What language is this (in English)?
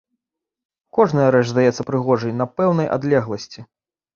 Belarusian